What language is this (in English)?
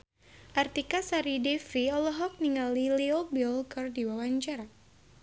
Sundanese